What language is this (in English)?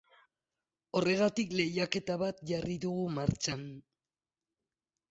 Basque